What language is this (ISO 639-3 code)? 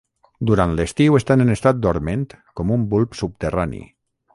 cat